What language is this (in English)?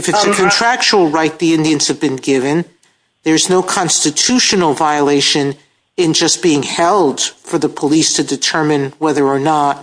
English